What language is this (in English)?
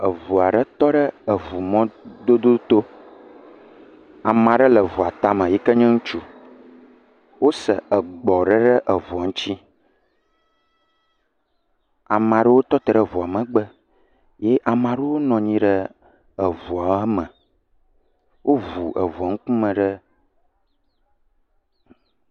Ewe